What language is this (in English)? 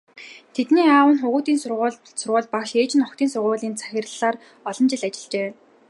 Mongolian